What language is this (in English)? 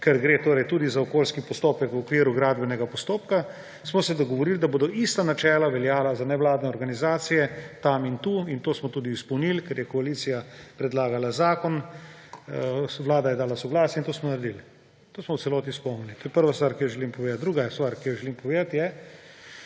Slovenian